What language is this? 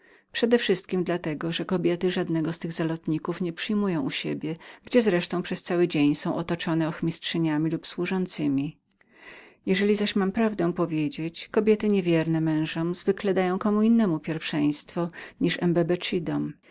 Polish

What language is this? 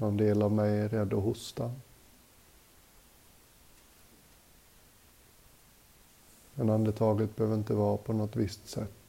Swedish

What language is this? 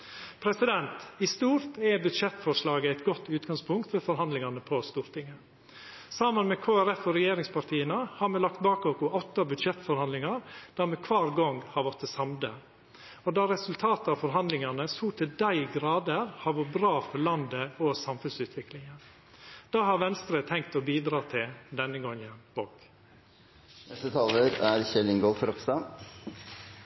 Norwegian Nynorsk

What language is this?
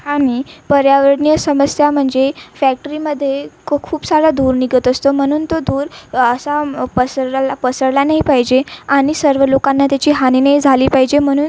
Marathi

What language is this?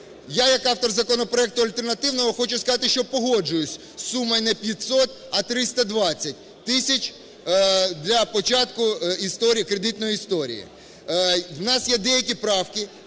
Ukrainian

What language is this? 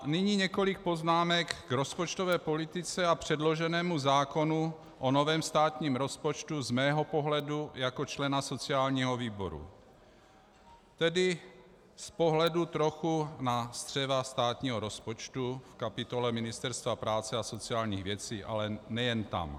Czech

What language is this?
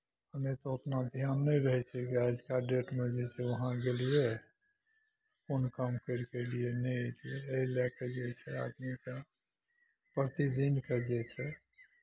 Maithili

